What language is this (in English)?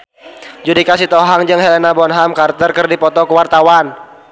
Sundanese